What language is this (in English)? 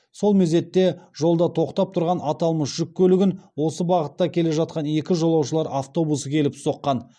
Kazakh